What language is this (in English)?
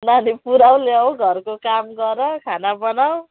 Nepali